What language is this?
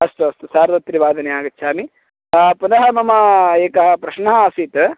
Sanskrit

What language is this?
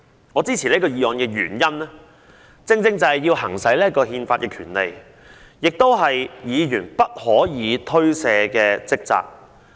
Cantonese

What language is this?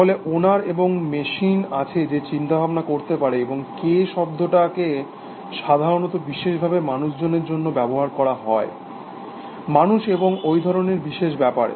Bangla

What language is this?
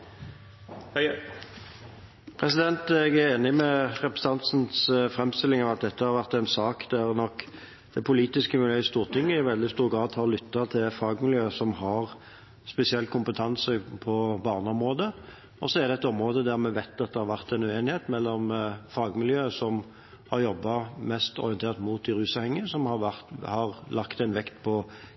Norwegian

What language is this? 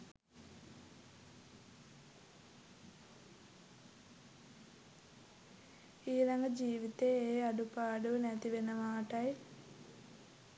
Sinhala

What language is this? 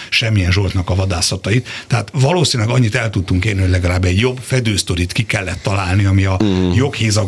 Hungarian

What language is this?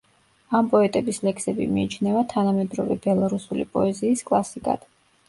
Georgian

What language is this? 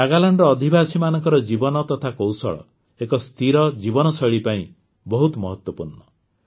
Odia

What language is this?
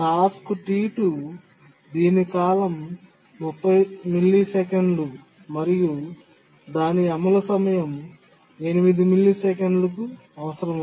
Telugu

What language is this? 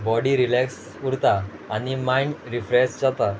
Konkani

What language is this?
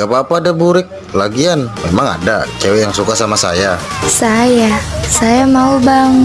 Indonesian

